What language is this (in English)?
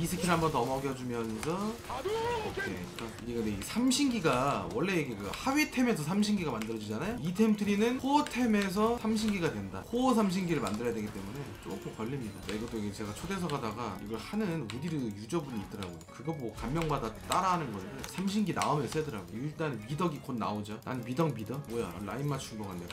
Korean